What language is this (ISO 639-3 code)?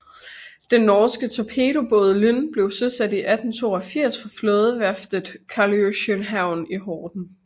dan